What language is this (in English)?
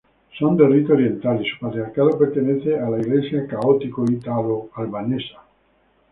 Spanish